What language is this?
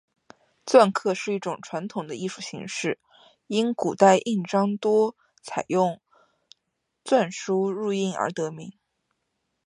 Chinese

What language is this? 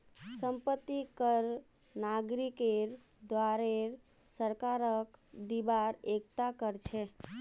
Magahi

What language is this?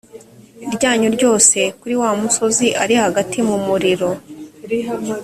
Kinyarwanda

